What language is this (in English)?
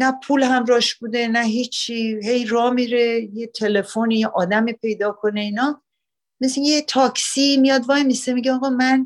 Persian